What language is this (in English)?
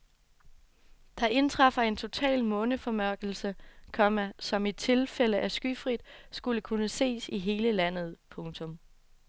Danish